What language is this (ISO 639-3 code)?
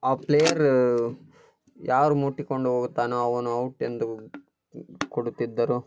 kan